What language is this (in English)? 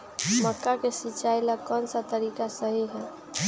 Magahi